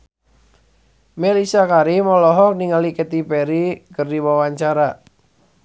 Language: Sundanese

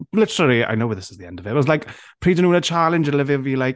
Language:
Welsh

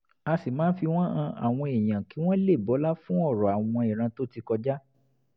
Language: Yoruba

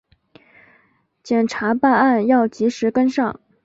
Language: Chinese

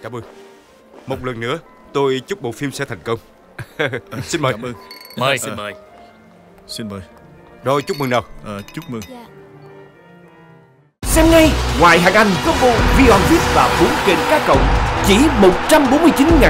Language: Vietnamese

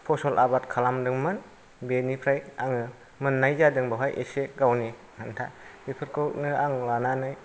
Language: Bodo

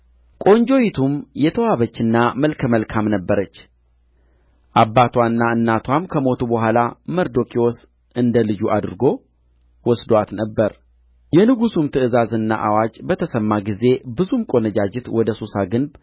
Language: Amharic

